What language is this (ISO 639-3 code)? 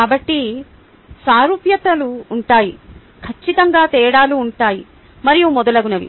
tel